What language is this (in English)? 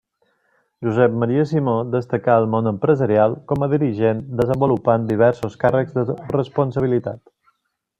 Catalan